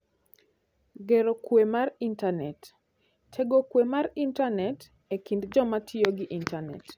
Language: Luo (Kenya and Tanzania)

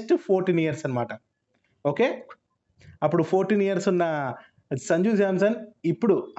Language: Telugu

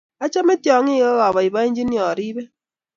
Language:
Kalenjin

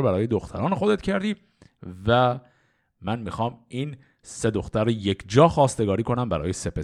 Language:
Persian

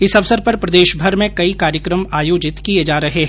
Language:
Hindi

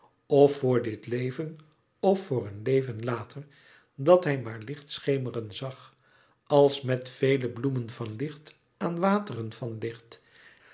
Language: Dutch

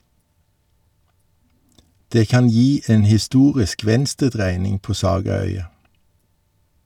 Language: Norwegian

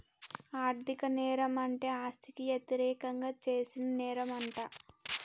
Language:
Telugu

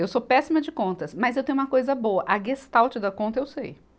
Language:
Portuguese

